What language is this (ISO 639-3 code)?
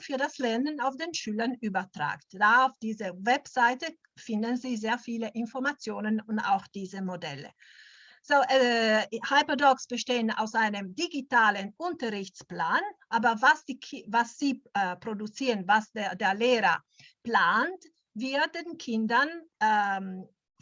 deu